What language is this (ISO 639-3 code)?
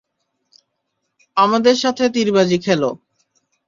ben